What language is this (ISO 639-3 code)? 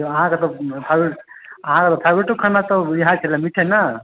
mai